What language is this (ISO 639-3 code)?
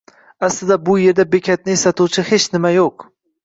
uzb